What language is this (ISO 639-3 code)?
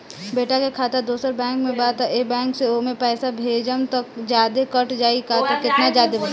bho